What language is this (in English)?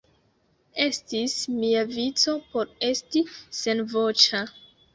Esperanto